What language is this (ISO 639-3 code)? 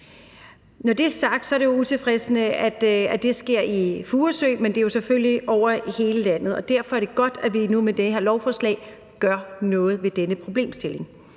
dan